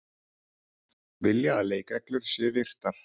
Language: Icelandic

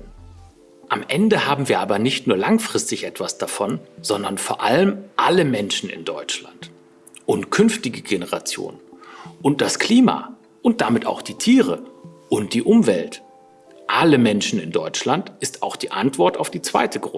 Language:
German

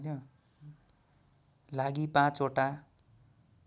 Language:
Nepali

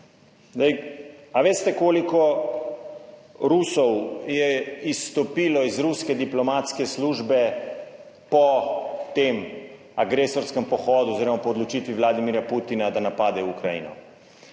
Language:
Slovenian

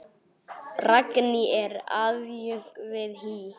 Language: Icelandic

